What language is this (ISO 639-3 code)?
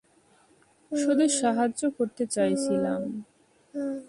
ben